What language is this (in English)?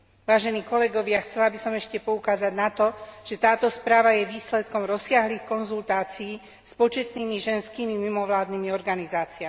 Slovak